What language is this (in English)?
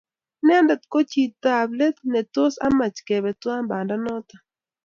Kalenjin